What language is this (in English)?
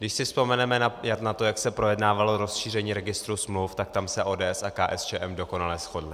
Czech